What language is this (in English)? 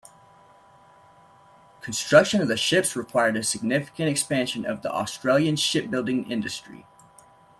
English